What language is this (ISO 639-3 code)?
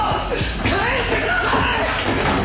jpn